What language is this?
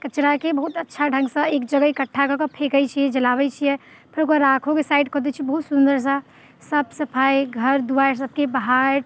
Maithili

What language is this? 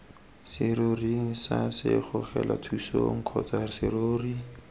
Tswana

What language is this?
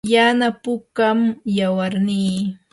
Yanahuanca Pasco Quechua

